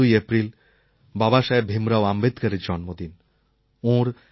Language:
Bangla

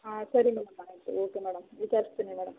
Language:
Kannada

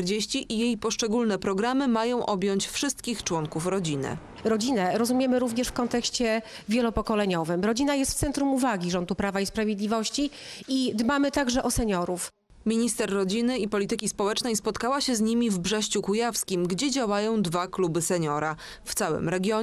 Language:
Polish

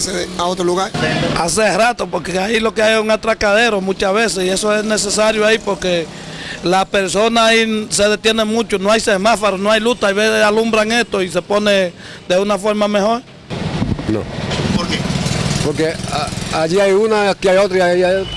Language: Spanish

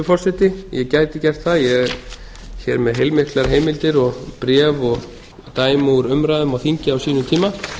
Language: Icelandic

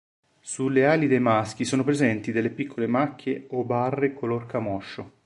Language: Italian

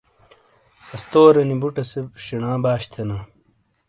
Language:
Shina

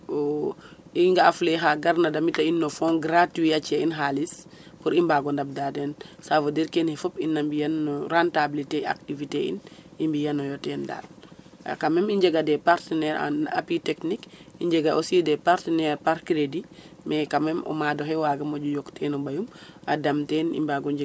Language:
Serer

